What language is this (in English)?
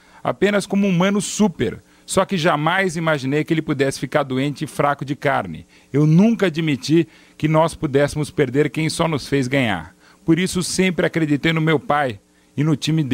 Portuguese